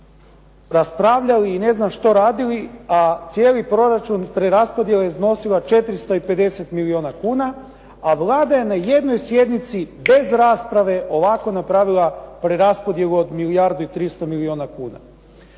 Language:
Croatian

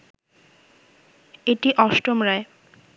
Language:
Bangla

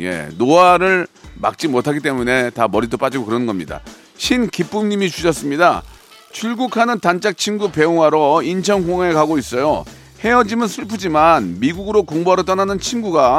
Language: Korean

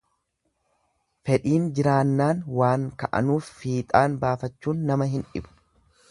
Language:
Oromo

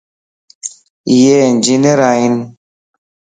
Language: Lasi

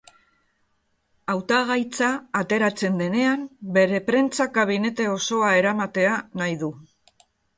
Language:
Basque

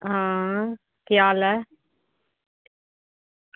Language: Dogri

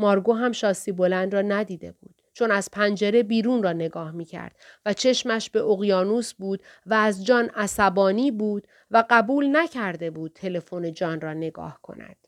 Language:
Persian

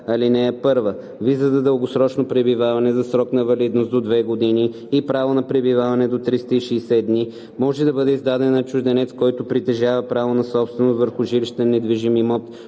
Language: Bulgarian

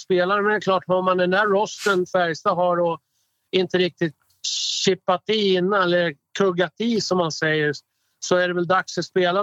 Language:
Swedish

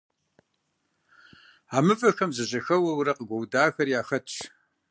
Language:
Kabardian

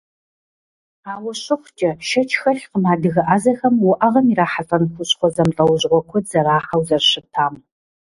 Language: Kabardian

